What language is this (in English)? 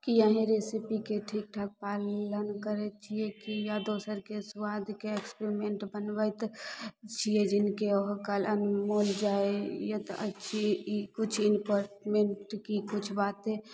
Maithili